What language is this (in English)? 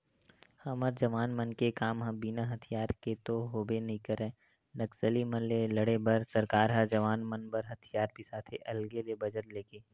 Chhattisgarhi